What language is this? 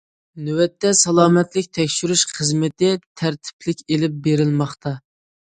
Uyghur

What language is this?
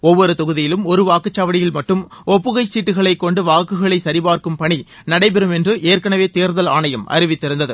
Tamil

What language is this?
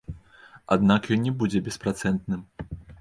Belarusian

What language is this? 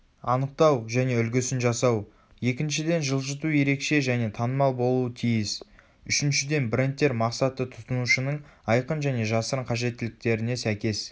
Kazakh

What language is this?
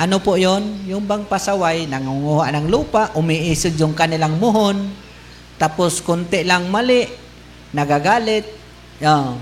Filipino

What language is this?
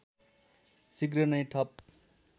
Nepali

